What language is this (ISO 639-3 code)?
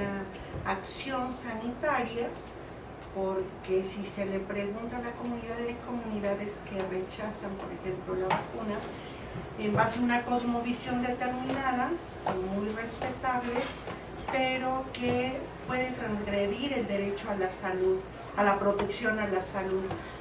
spa